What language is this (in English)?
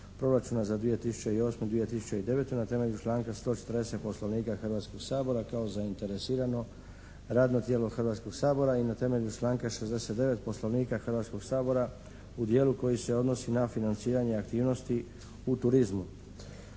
Croatian